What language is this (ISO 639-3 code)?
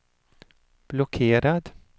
swe